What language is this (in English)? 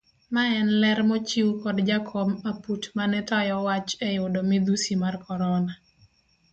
Luo (Kenya and Tanzania)